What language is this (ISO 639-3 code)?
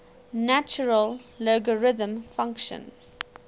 eng